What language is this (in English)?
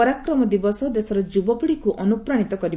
Odia